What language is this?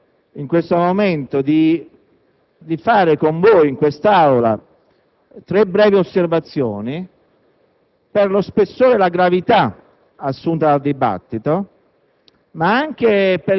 Italian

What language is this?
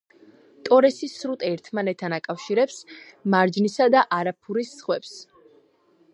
Georgian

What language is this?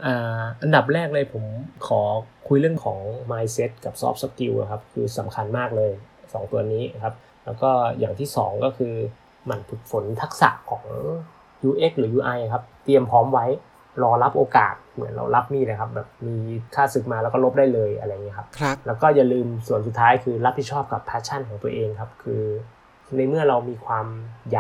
Thai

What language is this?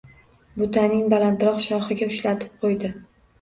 Uzbek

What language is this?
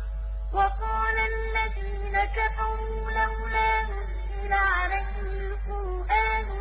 Arabic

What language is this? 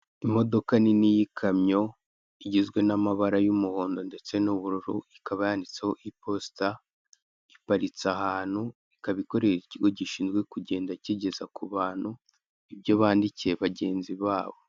Kinyarwanda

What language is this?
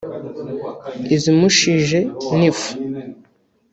Kinyarwanda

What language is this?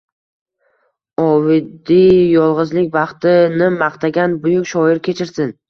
Uzbek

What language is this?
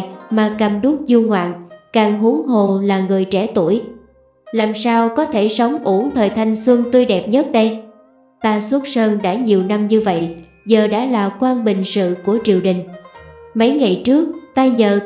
Vietnamese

